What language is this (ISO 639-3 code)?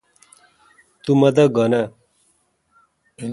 xka